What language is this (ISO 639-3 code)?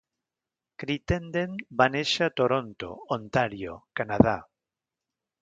cat